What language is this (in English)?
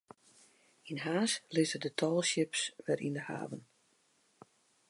Western Frisian